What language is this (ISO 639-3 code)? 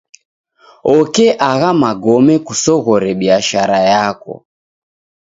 dav